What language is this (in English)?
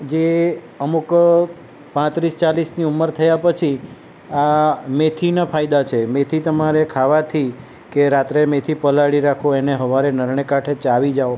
Gujarati